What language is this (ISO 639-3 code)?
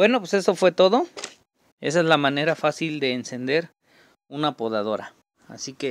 spa